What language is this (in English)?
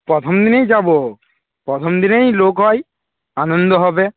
Bangla